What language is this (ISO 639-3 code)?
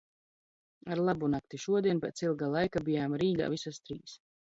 lav